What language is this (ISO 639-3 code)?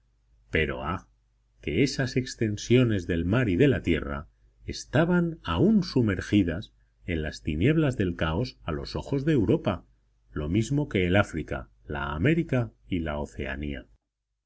spa